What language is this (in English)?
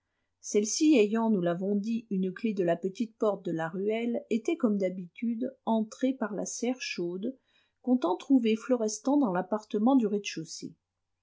French